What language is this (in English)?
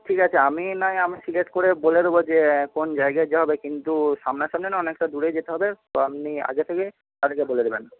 Bangla